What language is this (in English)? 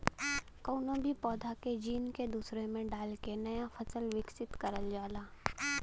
Bhojpuri